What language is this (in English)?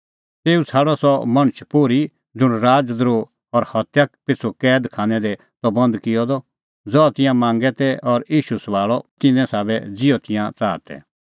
Kullu Pahari